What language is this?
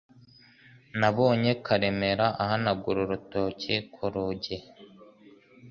Kinyarwanda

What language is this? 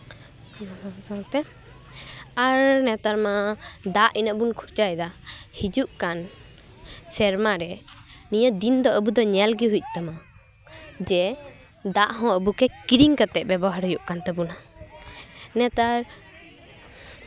Santali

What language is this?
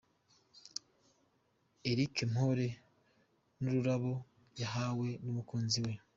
Kinyarwanda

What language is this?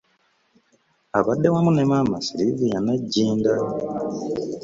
Ganda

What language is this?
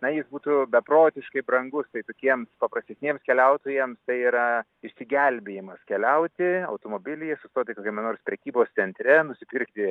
Lithuanian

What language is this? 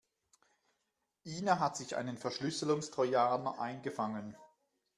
German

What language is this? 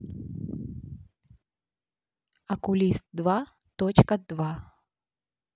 Russian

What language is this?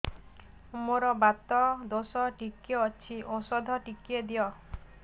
Odia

